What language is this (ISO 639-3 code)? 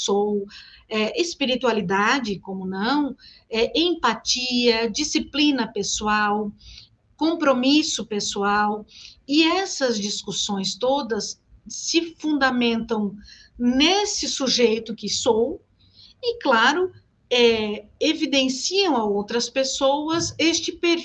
por